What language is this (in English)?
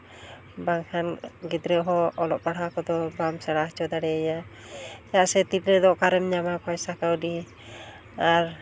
Santali